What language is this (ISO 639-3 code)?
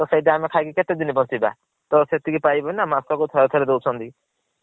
ori